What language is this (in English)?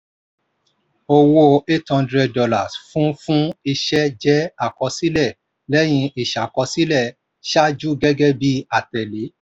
Yoruba